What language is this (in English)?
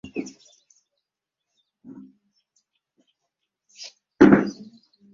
Ganda